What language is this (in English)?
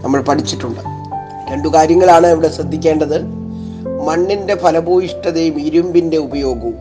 Malayalam